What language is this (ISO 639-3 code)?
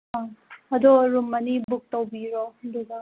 mni